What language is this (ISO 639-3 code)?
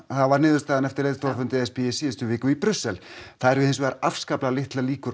isl